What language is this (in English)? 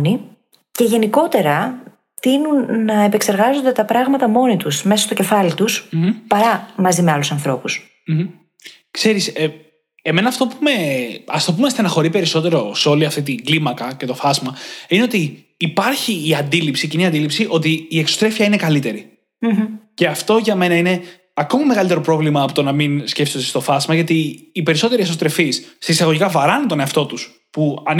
Greek